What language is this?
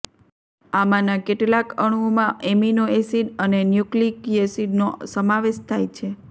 Gujarati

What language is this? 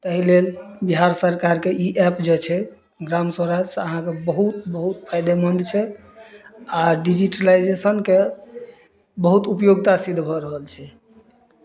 Maithili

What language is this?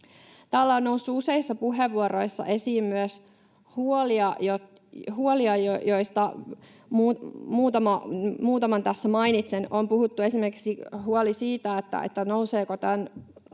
Finnish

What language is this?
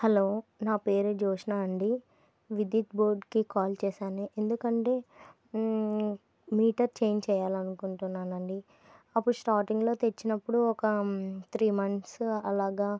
Telugu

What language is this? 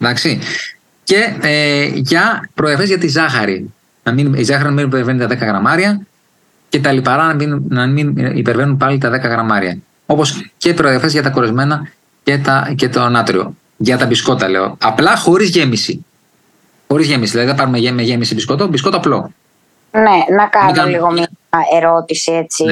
Greek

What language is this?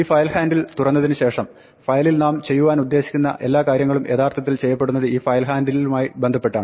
Malayalam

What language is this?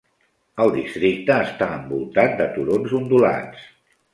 Catalan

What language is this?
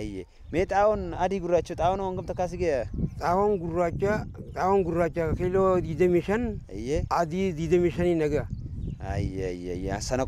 Arabic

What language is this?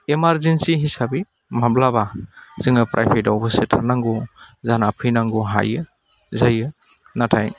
Bodo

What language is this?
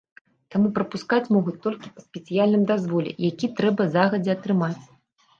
Belarusian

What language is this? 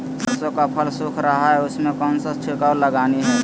Magahi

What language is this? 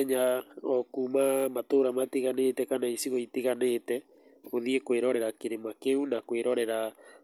Kikuyu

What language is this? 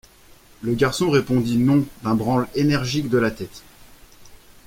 French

